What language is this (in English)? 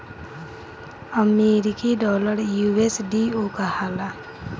Bhojpuri